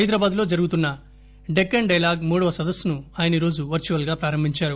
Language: Telugu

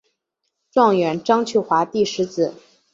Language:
Chinese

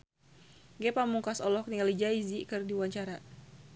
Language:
Sundanese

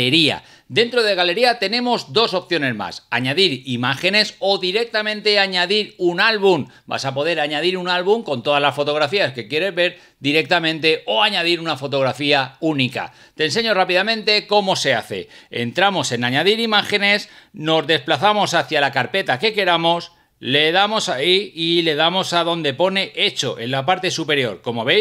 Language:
Spanish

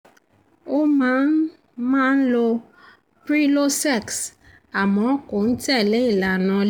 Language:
Yoruba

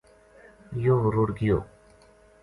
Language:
Gujari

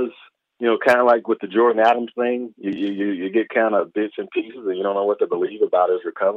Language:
English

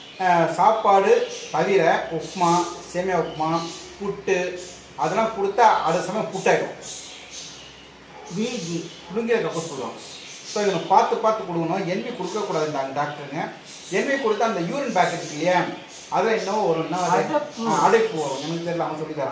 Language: Tamil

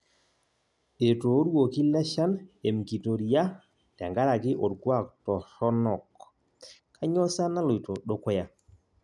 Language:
Masai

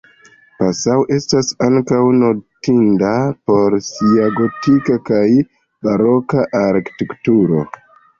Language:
Esperanto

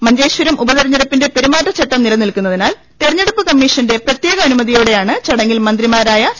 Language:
Malayalam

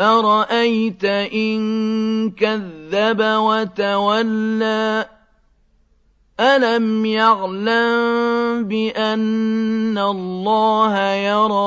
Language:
Arabic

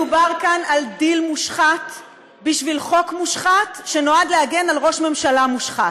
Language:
Hebrew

